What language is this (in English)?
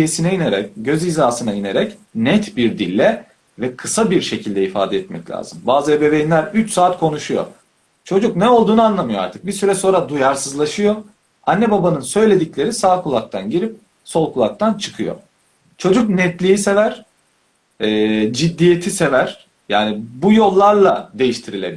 Turkish